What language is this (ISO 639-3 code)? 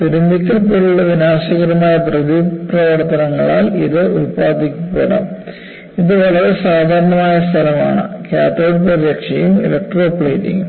mal